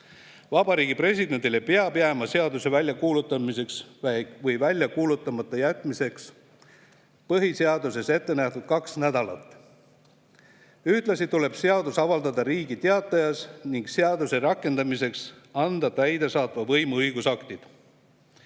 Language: Estonian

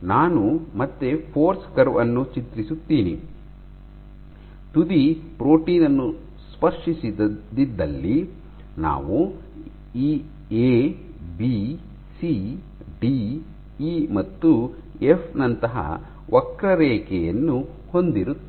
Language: Kannada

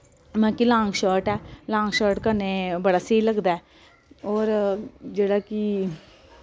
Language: Dogri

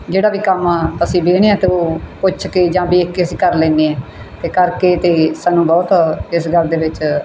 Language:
Punjabi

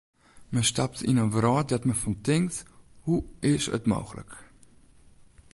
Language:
Western Frisian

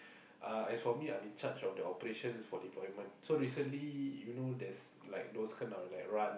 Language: English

